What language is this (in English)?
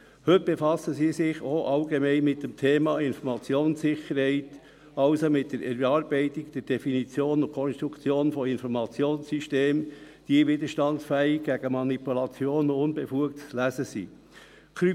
Swiss German